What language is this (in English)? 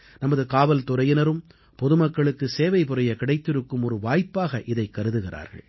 Tamil